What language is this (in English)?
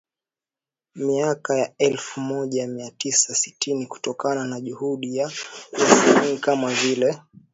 Swahili